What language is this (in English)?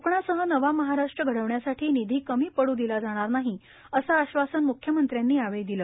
Marathi